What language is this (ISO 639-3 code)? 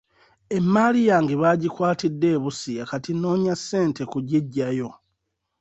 lug